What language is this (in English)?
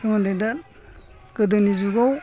Bodo